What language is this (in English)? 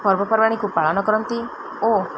Odia